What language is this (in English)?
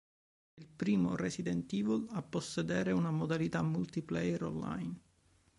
Italian